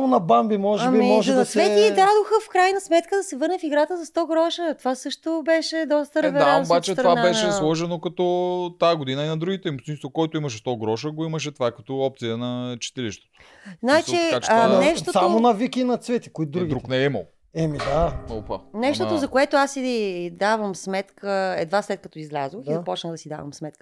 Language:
Bulgarian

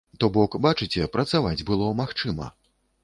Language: Belarusian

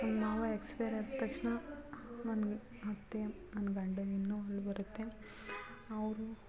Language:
Kannada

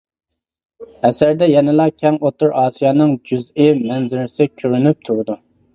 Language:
Uyghur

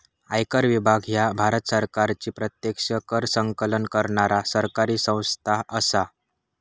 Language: Marathi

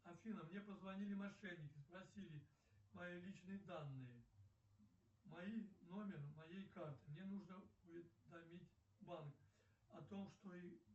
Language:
Russian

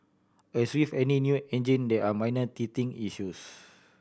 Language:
English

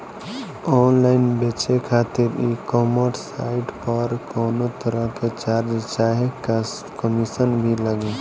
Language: Bhojpuri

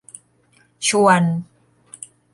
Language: Thai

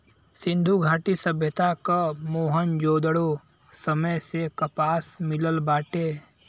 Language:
Bhojpuri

